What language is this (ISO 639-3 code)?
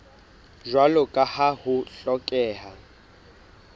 sot